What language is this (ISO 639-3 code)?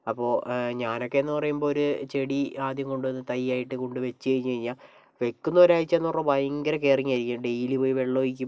mal